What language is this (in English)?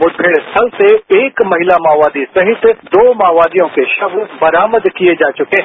Hindi